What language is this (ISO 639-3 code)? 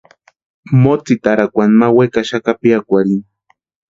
pua